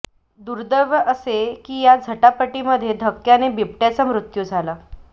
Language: Marathi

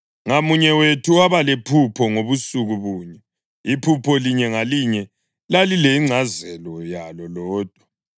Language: North Ndebele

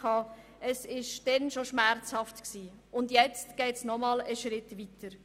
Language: Swiss German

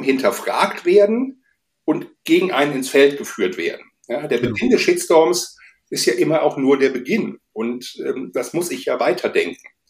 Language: German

